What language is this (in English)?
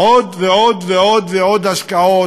Hebrew